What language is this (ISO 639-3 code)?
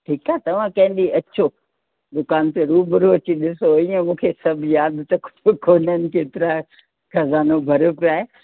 snd